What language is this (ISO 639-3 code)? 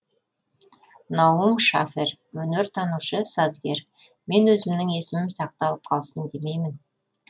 kaz